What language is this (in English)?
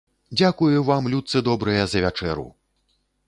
Belarusian